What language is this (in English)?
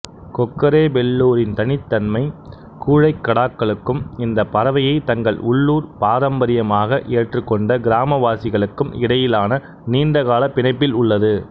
Tamil